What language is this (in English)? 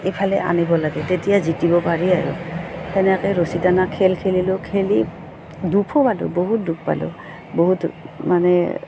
Assamese